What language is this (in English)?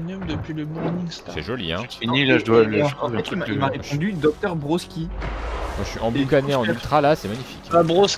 French